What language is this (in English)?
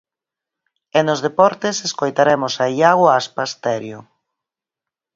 Galician